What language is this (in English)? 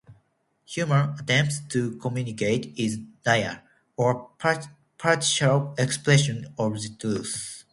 English